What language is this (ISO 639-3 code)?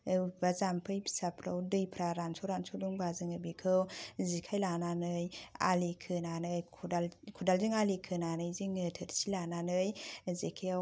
brx